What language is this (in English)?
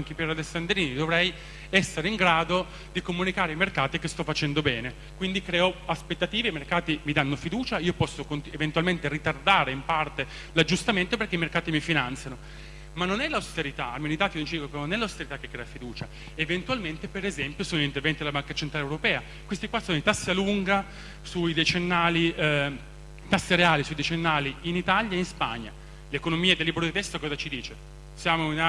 Italian